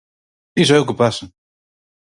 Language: Galician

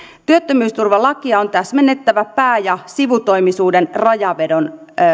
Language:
Finnish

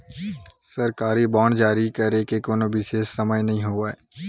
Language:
Chhattisgarhi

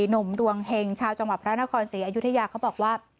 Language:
Thai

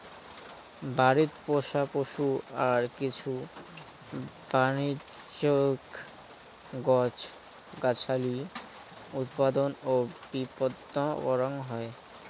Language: Bangla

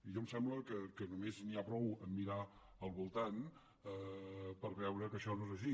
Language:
Catalan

